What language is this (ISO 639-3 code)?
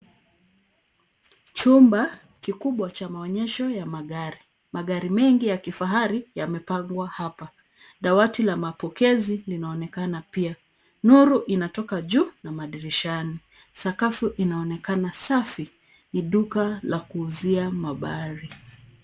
swa